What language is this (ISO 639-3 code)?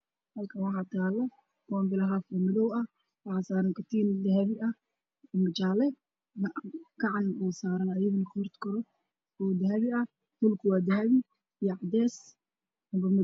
som